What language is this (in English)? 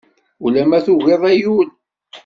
Kabyle